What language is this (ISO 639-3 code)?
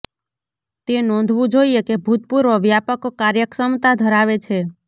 guj